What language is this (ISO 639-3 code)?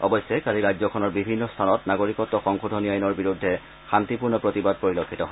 asm